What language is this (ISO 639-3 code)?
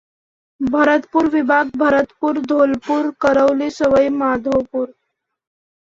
mar